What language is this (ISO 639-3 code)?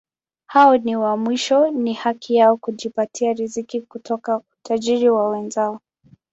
swa